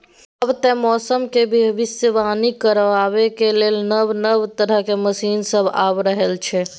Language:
Maithili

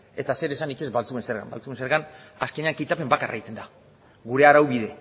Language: Basque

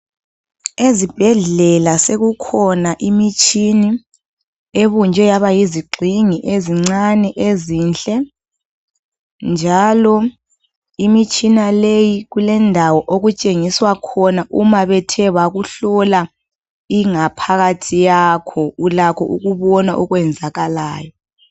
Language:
North Ndebele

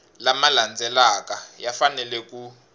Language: Tsonga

